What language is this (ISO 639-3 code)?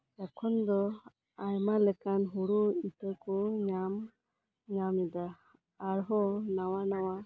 sat